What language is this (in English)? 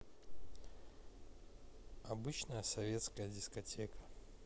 Russian